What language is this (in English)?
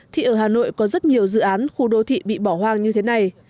Vietnamese